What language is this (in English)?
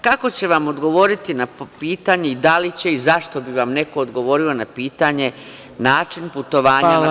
Serbian